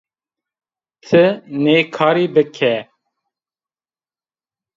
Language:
Zaza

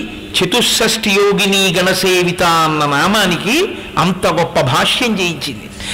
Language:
Telugu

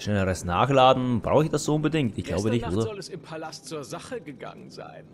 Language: German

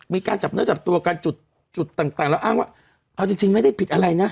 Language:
Thai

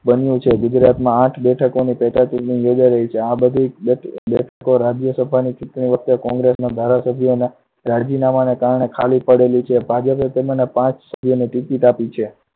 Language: Gujarati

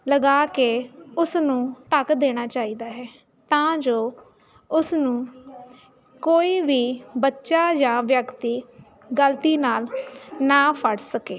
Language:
Punjabi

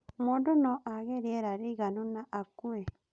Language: Kikuyu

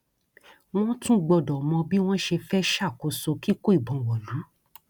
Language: Yoruba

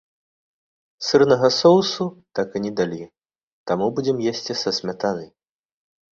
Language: Belarusian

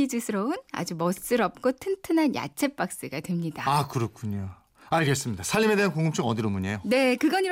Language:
Korean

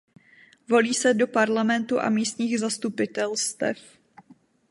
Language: Czech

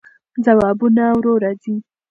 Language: Pashto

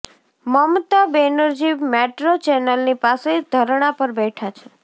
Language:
Gujarati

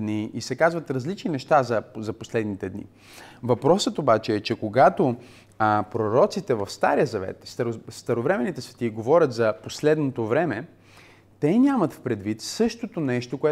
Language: Bulgarian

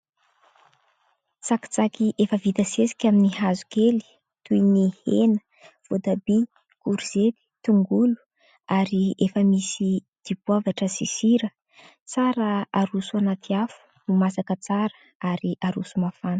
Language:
Malagasy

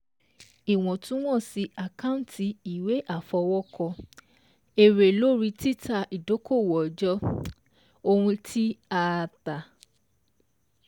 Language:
Yoruba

